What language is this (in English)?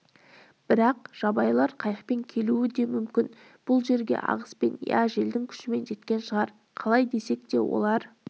Kazakh